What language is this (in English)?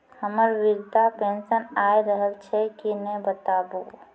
Maithili